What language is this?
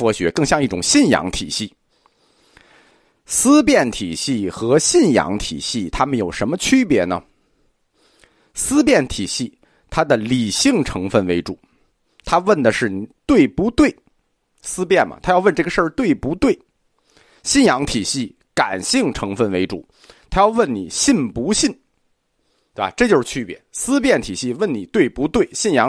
Chinese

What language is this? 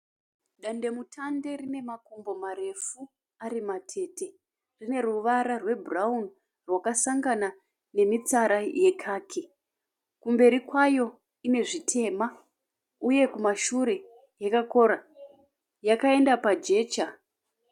Shona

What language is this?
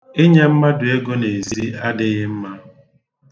Igbo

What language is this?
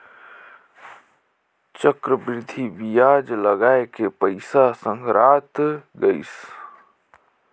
Chhattisgarhi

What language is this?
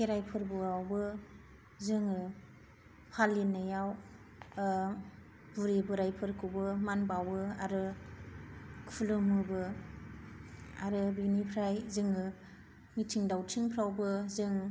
Bodo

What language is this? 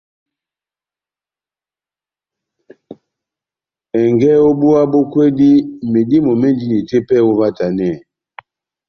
Batanga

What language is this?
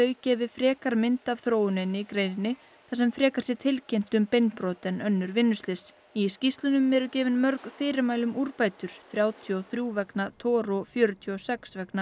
Icelandic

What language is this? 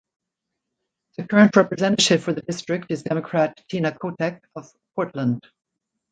English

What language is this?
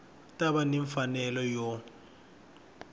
Tsonga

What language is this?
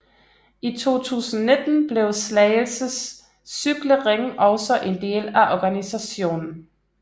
Danish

